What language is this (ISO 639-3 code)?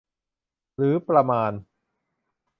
tha